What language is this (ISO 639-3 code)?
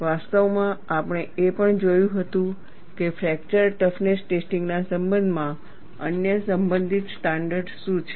guj